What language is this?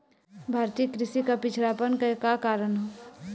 Bhojpuri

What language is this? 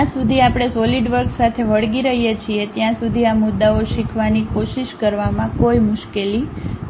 Gujarati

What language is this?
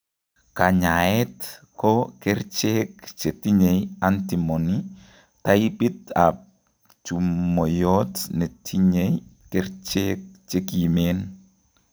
Kalenjin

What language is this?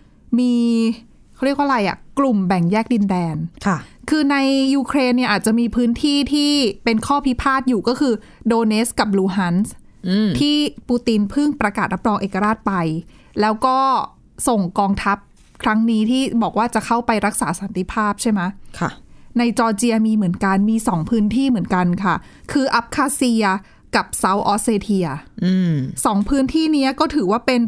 Thai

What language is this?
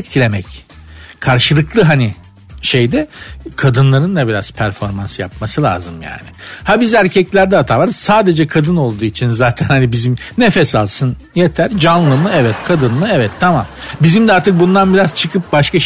Turkish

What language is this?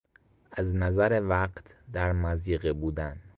Persian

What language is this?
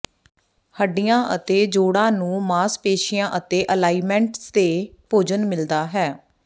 Punjabi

